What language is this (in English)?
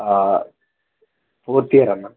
Telugu